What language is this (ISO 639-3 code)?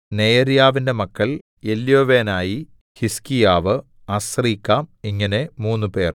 mal